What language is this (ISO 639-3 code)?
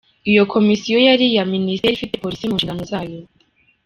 kin